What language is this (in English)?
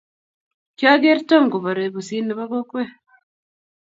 Kalenjin